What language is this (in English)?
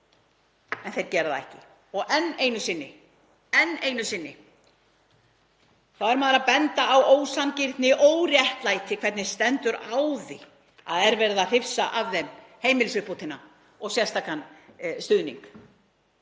Icelandic